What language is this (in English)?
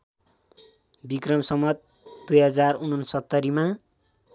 Nepali